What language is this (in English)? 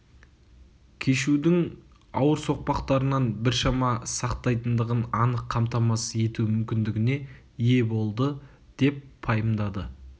Kazakh